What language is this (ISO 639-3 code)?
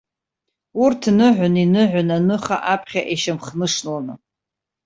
abk